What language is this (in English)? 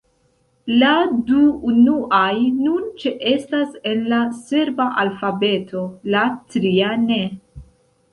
Esperanto